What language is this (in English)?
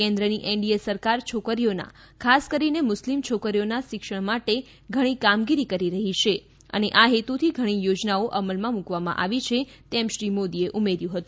Gujarati